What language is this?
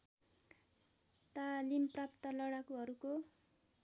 Nepali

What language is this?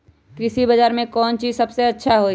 Magahi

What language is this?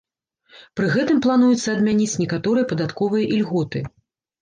Belarusian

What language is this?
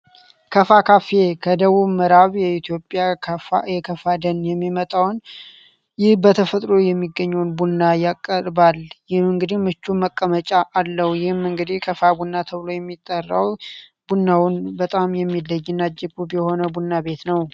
Amharic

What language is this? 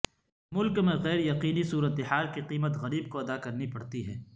Urdu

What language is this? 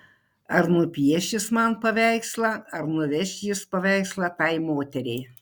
Lithuanian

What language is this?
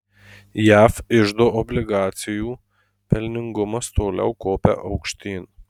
Lithuanian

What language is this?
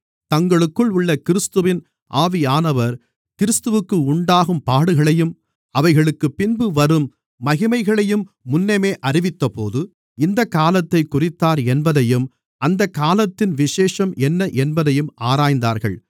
Tamil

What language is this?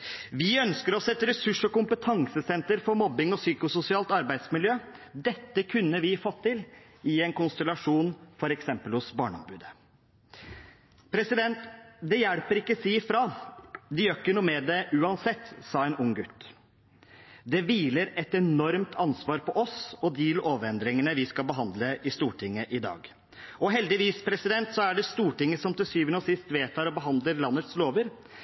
Norwegian Bokmål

